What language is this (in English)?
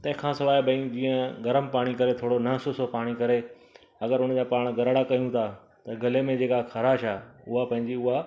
Sindhi